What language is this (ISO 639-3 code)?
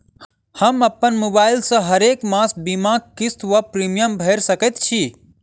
mai